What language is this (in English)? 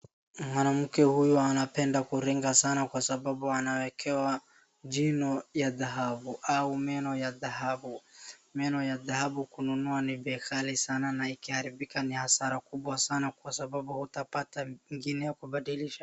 Swahili